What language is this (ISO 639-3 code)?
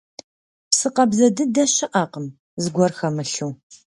kbd